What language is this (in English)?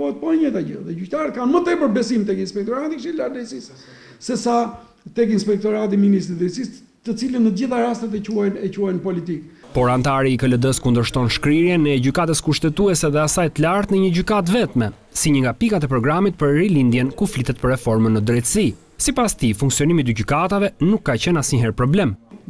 Romanian